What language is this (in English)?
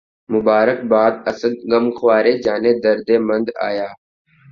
Urdu